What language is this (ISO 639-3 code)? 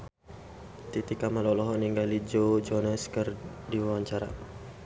sun